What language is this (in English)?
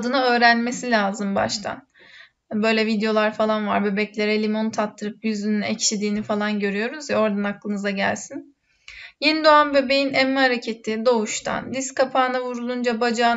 Turkish